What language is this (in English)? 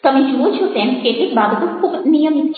Gujarati